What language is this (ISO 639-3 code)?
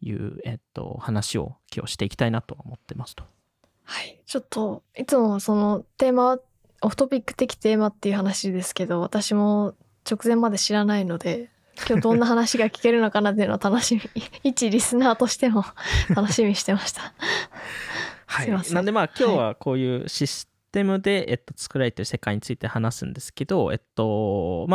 jpn